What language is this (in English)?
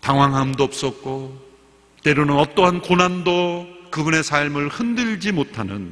Korean